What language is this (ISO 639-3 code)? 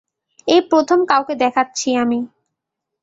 ben